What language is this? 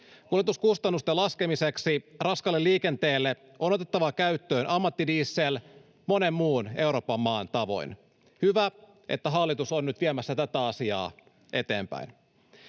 Finnish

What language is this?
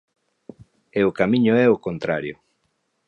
Galician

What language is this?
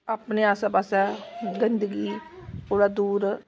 Dogri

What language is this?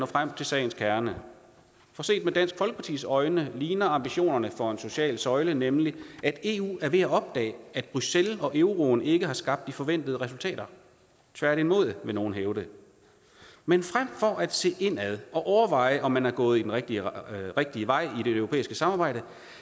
Danish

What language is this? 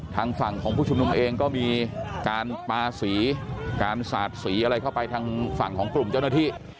Thai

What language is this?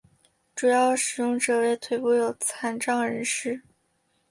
Chinese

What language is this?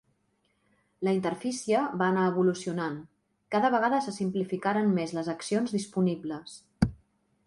Catalan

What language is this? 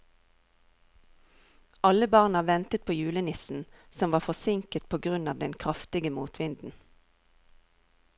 Norwegian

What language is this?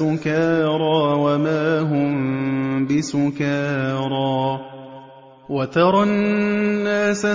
Arabic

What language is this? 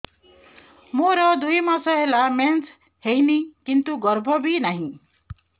Odia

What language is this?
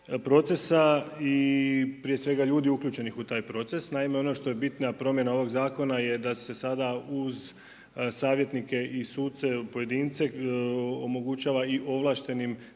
Croatian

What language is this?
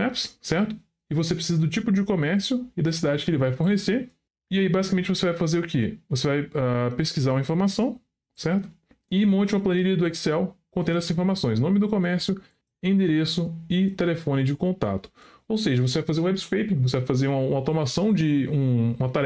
Portuguese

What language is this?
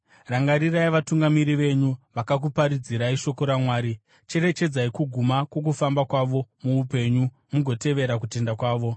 Shona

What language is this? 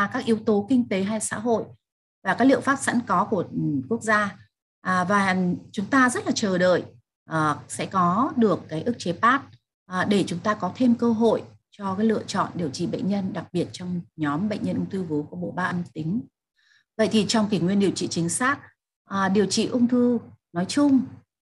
Vietnamese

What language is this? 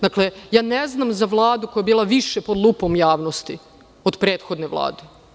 Serbian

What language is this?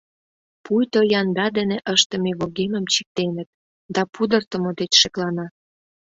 Mari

